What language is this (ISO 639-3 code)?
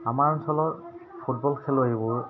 asm